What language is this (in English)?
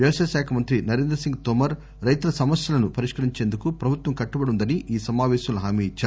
Telugu